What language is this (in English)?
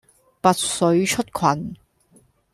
Cantonese